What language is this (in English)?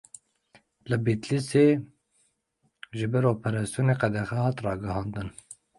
Kurdish